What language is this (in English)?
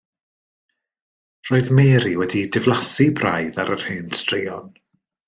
Welsh